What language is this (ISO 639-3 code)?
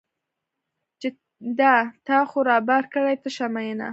pus